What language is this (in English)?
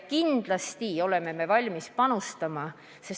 Estonian